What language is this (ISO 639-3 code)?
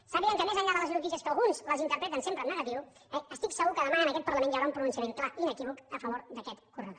cat